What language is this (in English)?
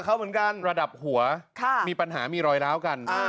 Thai